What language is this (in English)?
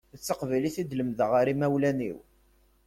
Kabyle